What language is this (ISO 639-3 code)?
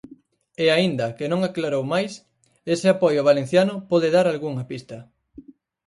glg